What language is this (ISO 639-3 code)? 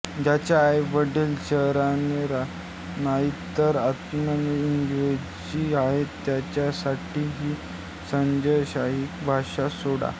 mar